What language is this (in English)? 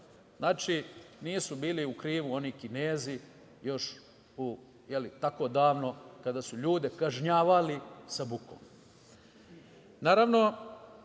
Serbian